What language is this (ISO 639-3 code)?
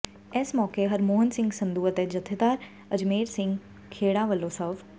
pan